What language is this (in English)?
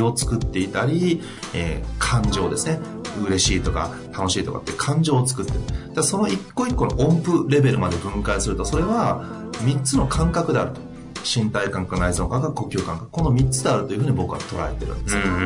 Japanese